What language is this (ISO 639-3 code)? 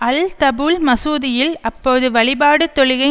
tam